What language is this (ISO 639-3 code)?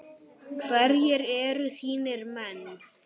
isl